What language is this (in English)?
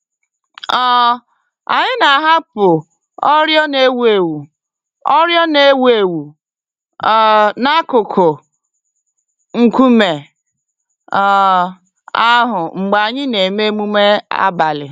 Igbo